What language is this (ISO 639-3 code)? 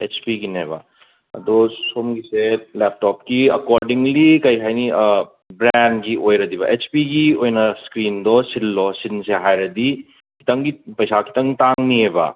mni